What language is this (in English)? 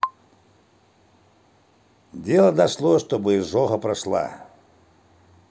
Russian